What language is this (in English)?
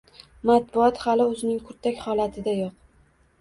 Uzbek